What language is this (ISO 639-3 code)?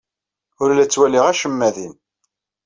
kab